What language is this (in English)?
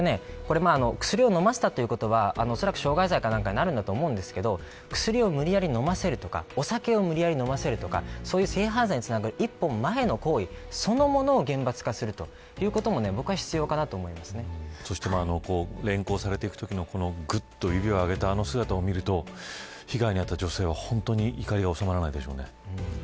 Japanese